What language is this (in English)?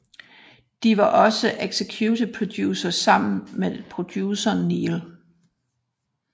Danish